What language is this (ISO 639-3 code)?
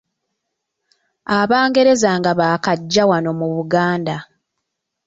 lug